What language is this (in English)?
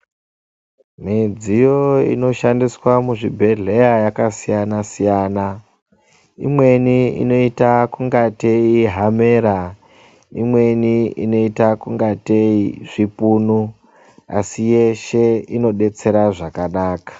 Ndau